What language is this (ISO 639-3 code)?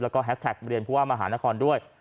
tha